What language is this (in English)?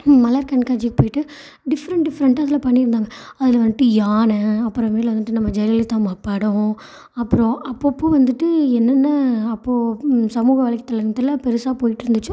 Tamil